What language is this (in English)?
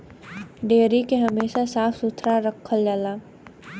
Bhojpuri